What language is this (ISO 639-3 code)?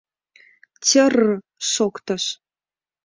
chm